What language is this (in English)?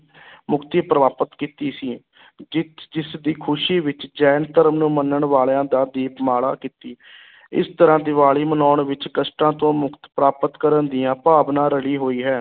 Punjabi